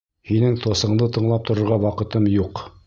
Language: Bashkir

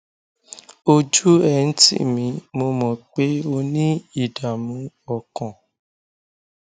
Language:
Yoruba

